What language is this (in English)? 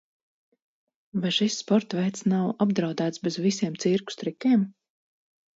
Latvian